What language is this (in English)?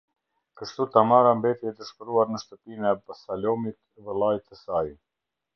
Albanian